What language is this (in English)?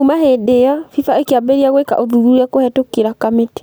Kikuyu